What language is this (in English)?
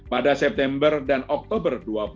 Indonesian